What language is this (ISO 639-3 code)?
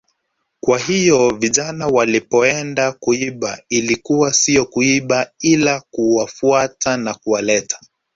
swa